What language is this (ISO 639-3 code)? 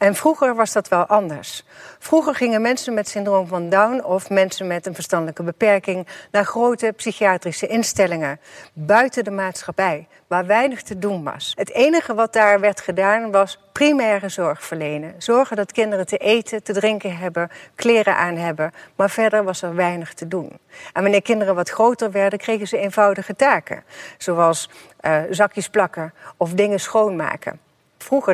nld